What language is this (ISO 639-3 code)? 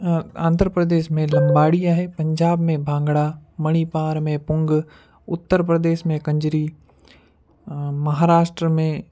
snd